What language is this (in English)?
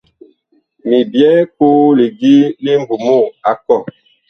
Bakoko